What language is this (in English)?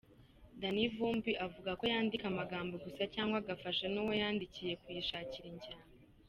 Kinyarwanda